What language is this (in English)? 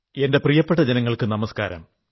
Malayalam